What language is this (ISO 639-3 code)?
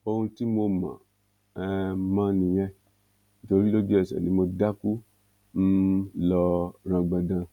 yor